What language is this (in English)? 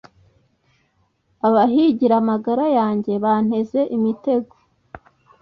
Kinyarwanda